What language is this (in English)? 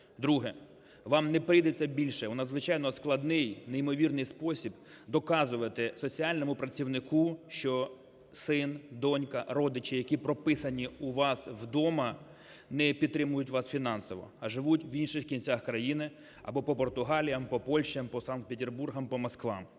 Ukrainian